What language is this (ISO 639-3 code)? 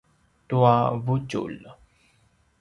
pwn